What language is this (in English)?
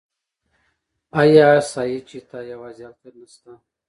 Pashto